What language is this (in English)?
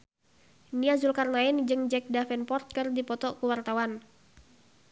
Sundanese